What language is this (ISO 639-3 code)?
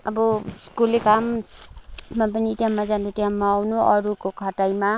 nep